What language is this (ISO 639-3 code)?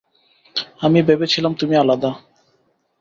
ben